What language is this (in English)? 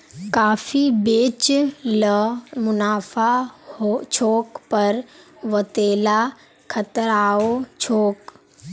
Magahi